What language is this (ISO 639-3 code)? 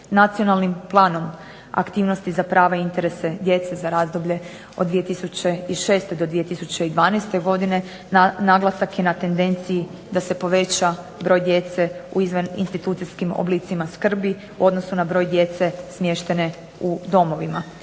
hrv